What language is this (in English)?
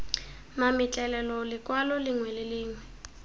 Tswana